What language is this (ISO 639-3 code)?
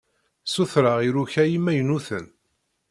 kab